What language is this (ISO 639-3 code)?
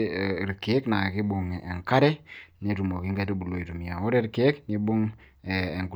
mas